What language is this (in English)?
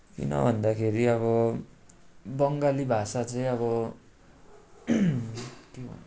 Nepali